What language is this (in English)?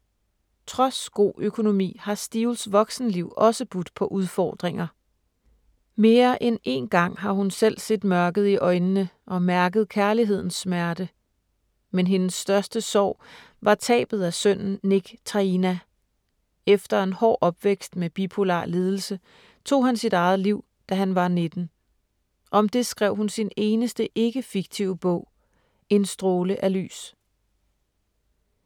Danish